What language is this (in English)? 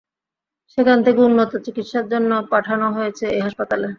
Bangla